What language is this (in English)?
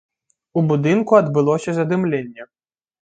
Belarusian